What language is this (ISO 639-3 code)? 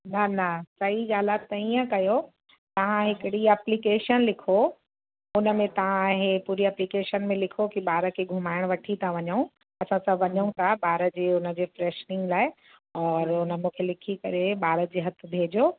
snd